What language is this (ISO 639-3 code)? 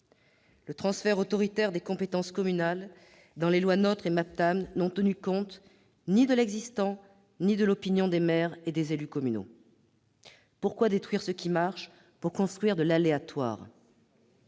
fra